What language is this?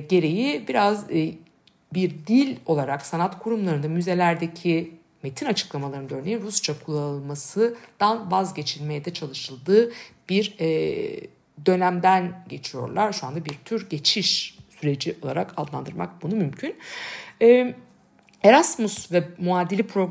Turkish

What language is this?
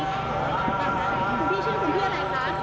Thai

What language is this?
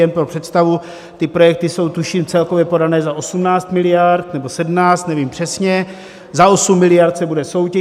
Czech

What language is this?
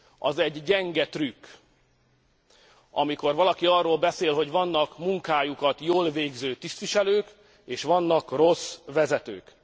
Hungarian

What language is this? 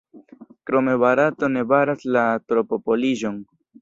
Esperanto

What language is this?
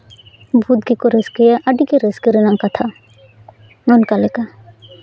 Santali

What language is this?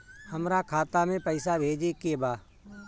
Bhojpuri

